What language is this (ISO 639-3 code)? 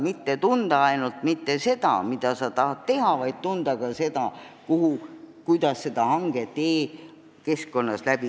est